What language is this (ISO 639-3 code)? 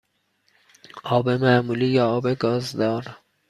fas